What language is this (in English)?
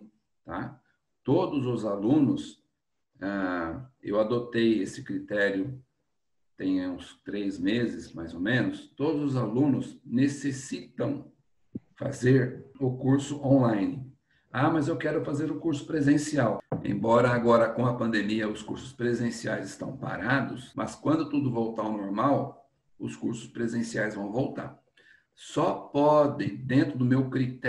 Portuguese